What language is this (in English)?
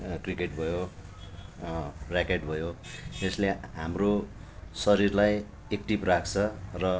Nepali